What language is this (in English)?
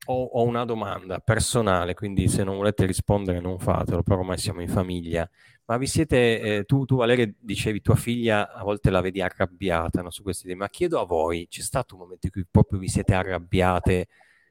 Italian